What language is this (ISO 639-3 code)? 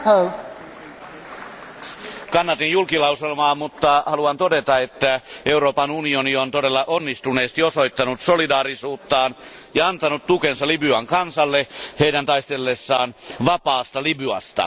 fin